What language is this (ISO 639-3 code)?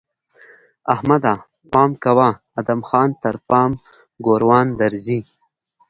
pus